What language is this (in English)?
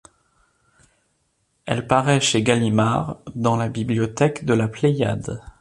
French